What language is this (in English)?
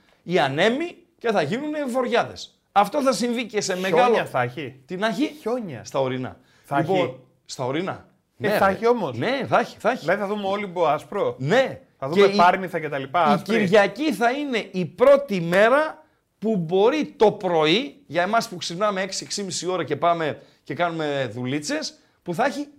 Greek